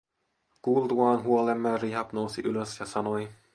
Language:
Finnish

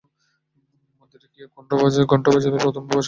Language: Bangla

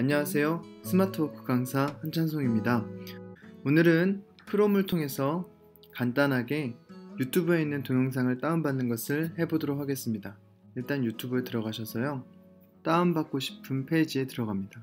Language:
Korean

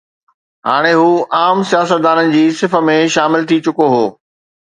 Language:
Sindhi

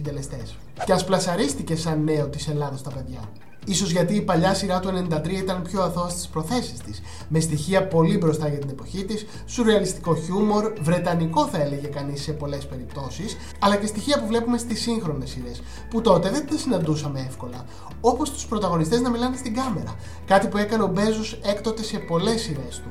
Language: Greek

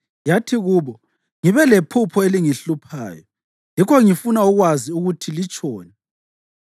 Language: North Ndebele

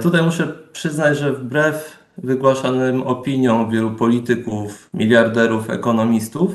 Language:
Polish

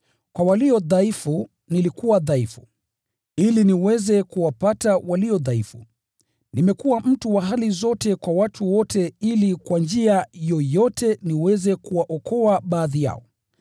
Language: Swahili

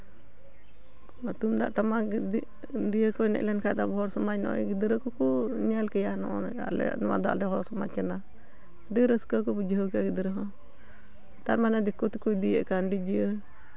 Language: Santali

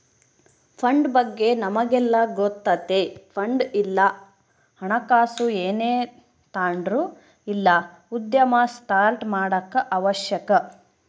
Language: Kannada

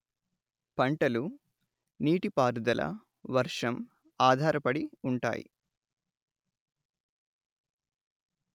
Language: Telugu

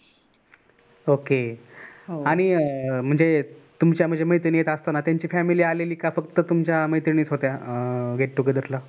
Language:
Marathi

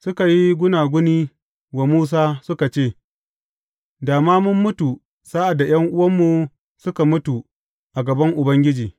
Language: Hausa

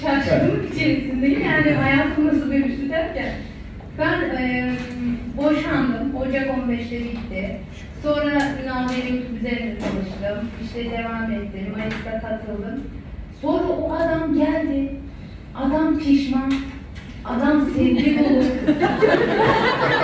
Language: Turkish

